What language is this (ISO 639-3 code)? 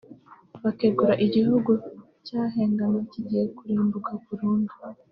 kin